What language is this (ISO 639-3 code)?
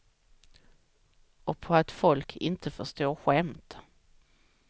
swe